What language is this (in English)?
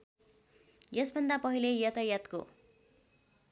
Nepali